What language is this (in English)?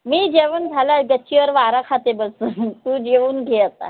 Marathi